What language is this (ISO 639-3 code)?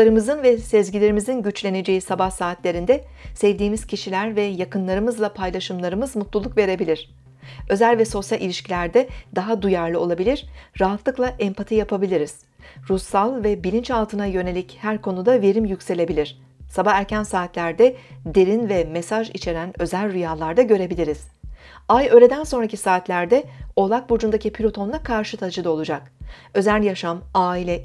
tur